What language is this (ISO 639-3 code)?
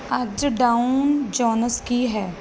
pan